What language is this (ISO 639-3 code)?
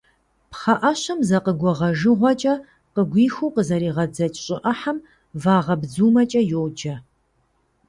kbd